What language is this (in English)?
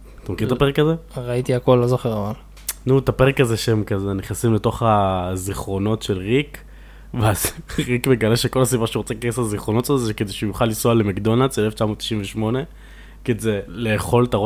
Hebrew